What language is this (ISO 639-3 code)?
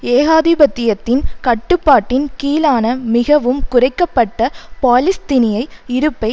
tam